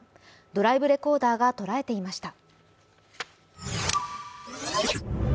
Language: Japanese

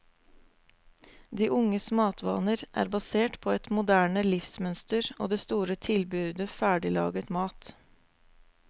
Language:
Norwegian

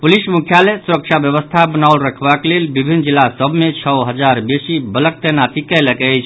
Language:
Maithili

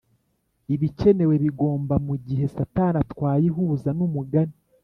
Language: Kinyarwanda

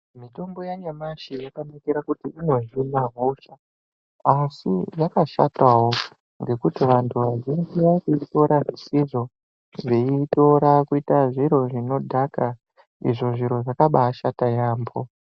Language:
Ndau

